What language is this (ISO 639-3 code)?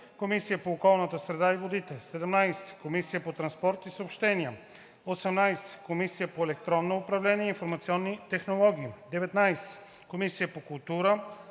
bul